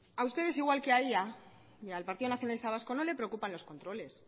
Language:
Spanish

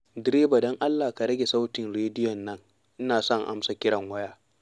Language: Hausa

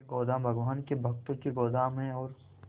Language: Hindi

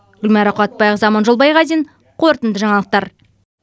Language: Kazakh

